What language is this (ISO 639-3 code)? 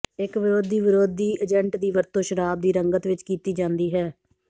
pan